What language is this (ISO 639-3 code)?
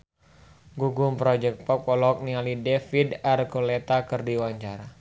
sun